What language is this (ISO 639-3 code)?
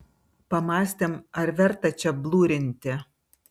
lit